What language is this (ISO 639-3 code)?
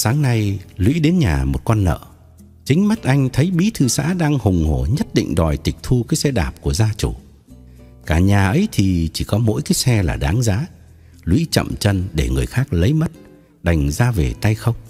vie